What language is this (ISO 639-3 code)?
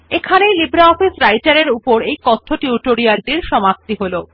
ben